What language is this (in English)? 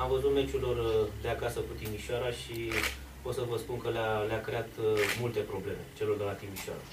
Romanian